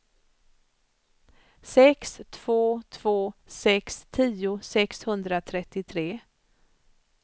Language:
Swedish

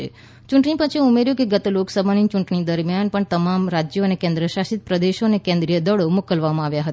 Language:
Gujarati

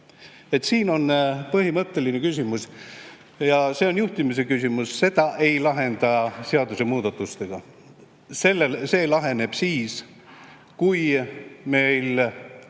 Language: Estonian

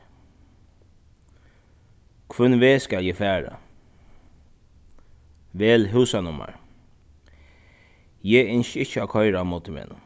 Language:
Faroese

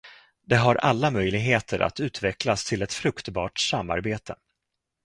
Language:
Swedish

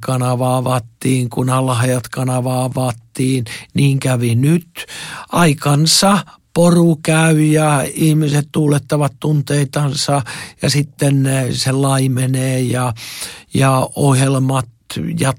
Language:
Finnish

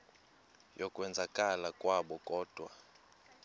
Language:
Xhosa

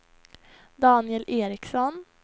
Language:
Swedish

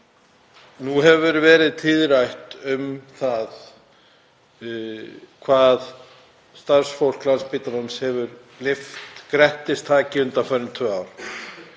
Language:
Icelandic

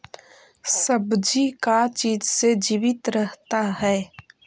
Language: Magahi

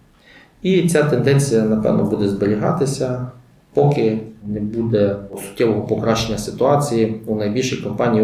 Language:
Ukrainian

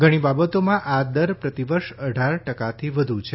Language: Gujarati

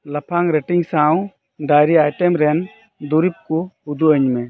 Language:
Santali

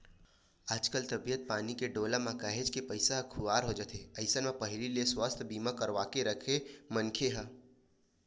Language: Chhattisgarhi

